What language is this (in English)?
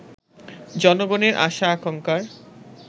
Bangla